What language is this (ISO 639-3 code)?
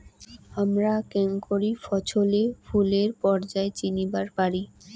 ben